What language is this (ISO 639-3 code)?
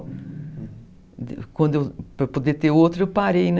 por